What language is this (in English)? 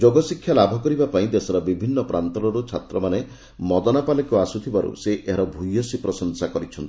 Odia